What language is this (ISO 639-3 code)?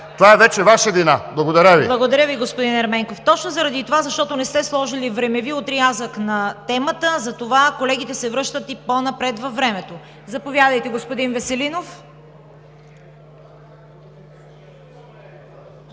bul